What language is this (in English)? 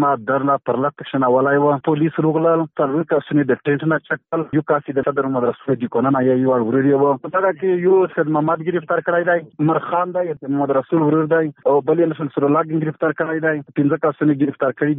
Urdu